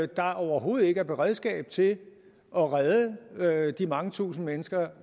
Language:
Danish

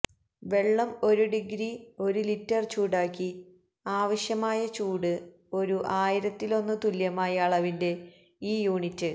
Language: Malayalam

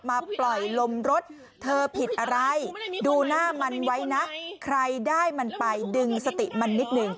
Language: Thai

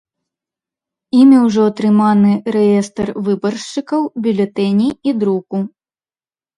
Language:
Belarusian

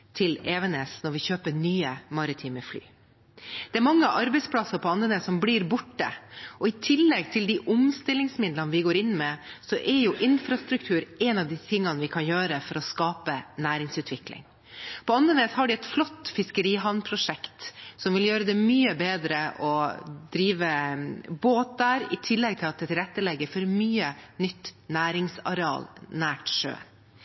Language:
Norwegian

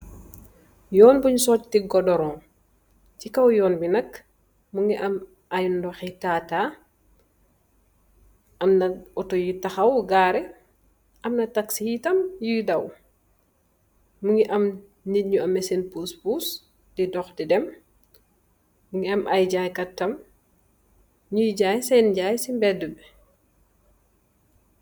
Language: Wolof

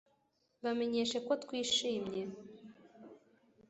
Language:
Kinyarwanda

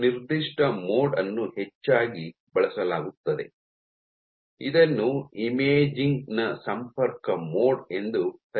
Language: Kannada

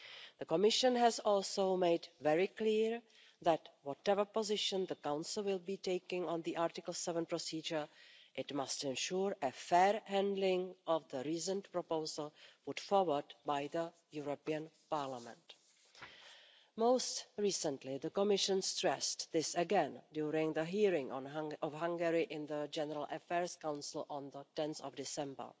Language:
English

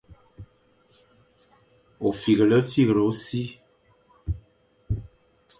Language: Fang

